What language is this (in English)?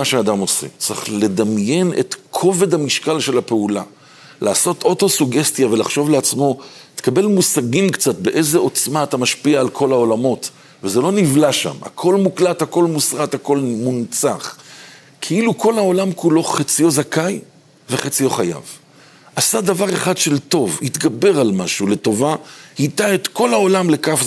Hebrew